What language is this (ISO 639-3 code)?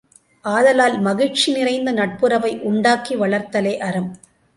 tam